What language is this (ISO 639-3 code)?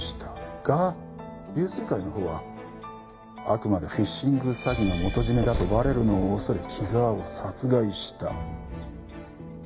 jpn